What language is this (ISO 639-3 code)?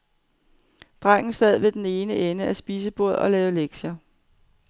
dan